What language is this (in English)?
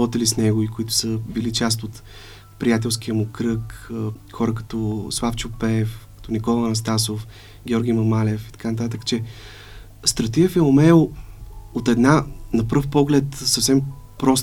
Bulgarian